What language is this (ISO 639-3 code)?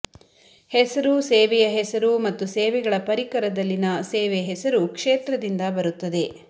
kan